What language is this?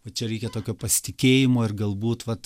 Lithuanian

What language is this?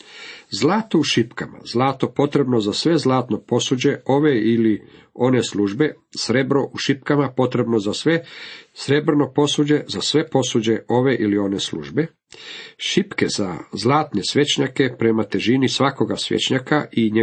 Croatian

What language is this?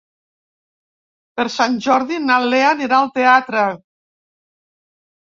Catalan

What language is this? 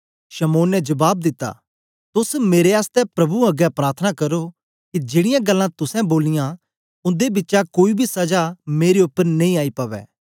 Dogri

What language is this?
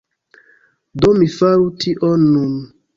Esperanto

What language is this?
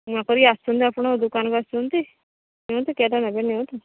Odia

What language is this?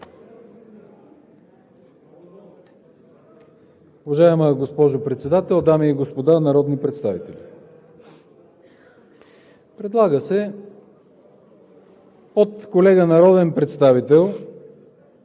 Bulgarian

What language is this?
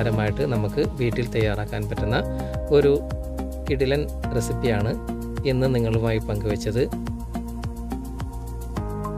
Turkish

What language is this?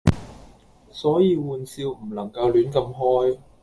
Cantonese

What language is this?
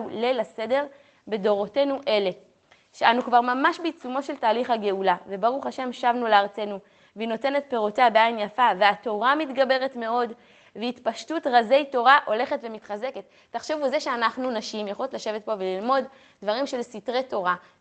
Hebrew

